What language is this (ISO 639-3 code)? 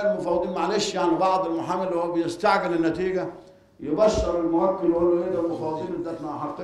ara